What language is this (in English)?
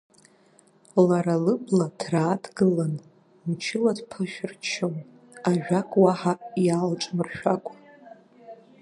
Abkhazian